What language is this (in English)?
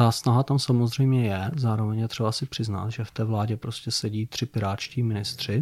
Czech